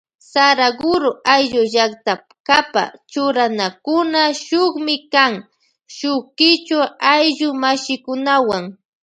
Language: Loja Highland Quichua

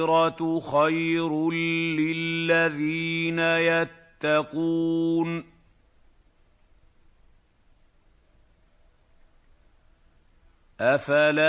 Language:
Arabic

